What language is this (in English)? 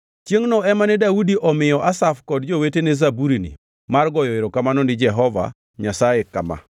Luo (Kenya and Tanzania)